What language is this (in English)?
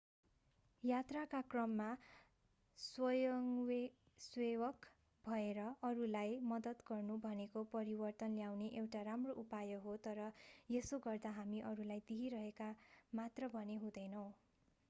Nepali